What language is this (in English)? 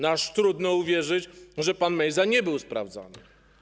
Polish